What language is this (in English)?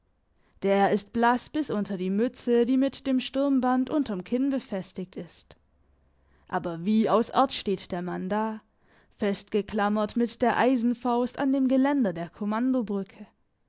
German